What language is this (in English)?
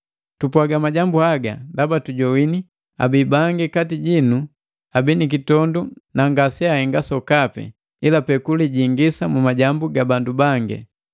Matengo